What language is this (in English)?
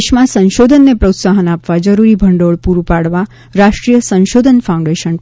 Gujarati